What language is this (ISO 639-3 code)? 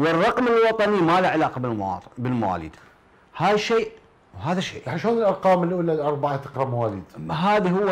ara